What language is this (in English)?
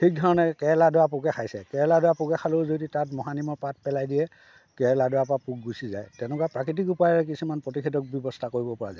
Assamese